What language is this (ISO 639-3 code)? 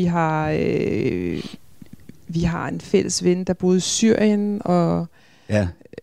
dan